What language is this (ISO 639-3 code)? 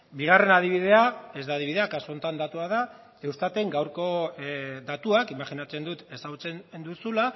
eus